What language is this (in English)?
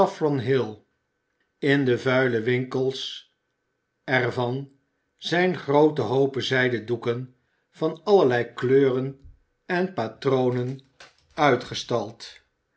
Dutch